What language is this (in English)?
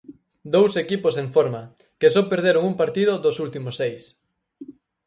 Galician